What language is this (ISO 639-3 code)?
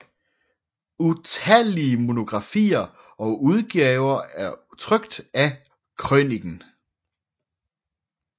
dan